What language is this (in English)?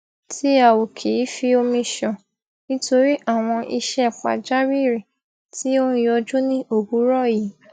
Yoruba